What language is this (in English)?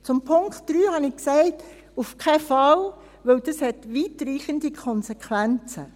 Swiss German